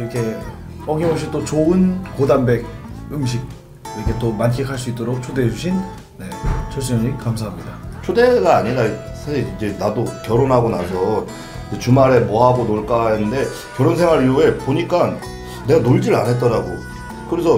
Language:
Korean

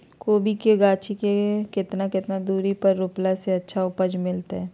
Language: Magahi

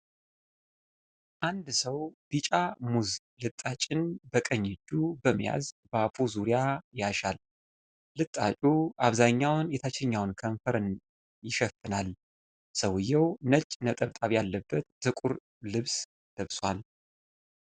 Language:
Amharic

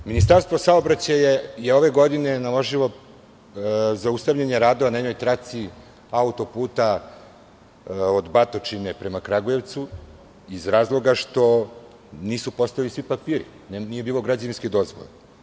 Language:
Serbian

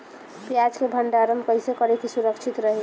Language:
Bhojpuri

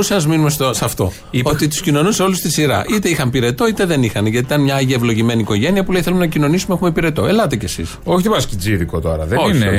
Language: Greek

